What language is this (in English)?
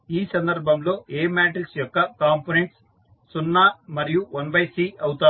Telugu